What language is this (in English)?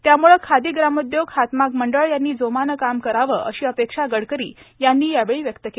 Marathi